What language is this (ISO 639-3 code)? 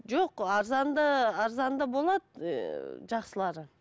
kaz